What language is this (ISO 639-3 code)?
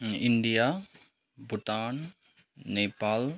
nep